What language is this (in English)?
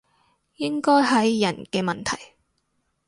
Cantonese